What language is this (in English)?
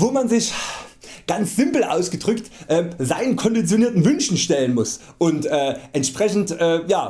German